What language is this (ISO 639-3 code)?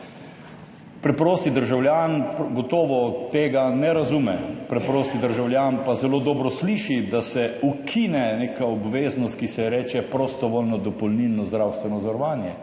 slv